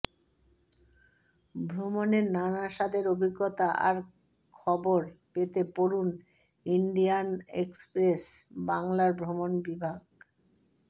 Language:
Bangla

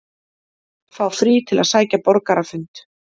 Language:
Icelandic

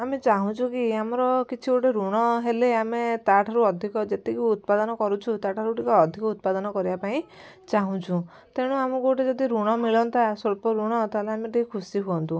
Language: Odia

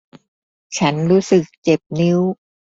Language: Thai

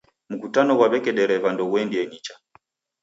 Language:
Taita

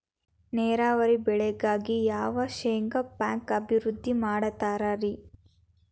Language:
Kannada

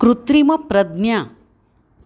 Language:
Sanskrit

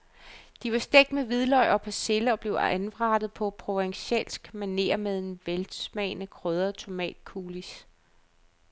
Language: Danish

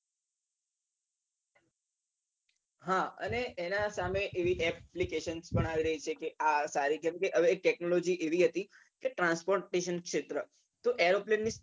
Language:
Gujarati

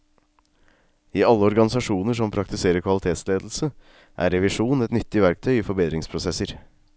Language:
Norwegian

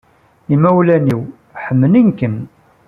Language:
Kabyle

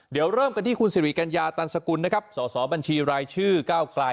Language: Thai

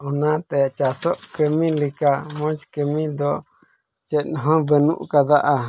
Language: Santali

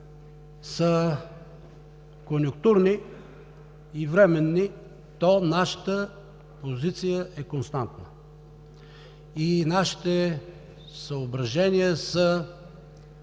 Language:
Bulgarian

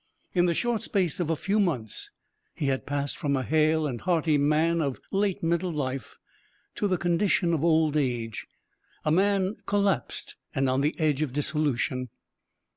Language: English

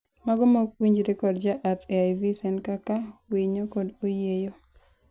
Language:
Luo (Kenya and Tanzania)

